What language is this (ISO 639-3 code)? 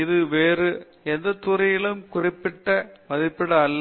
tam